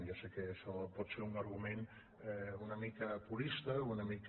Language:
Catalan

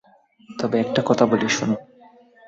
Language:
Bangla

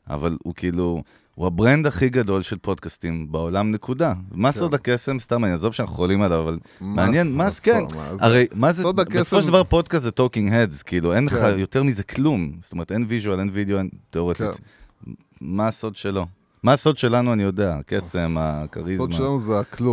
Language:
Hebrew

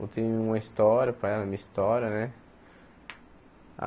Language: Portuguese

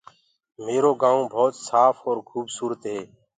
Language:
Gurgula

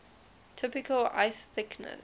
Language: English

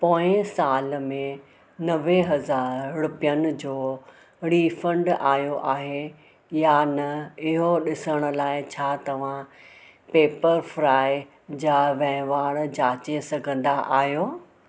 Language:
Sindhi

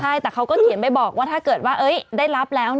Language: Thai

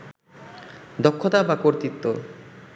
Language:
Bangla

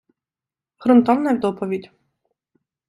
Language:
Ukrainian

